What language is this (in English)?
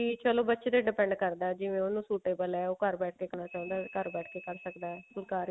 Punjabi